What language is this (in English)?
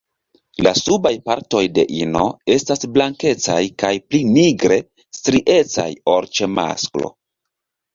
Esperanto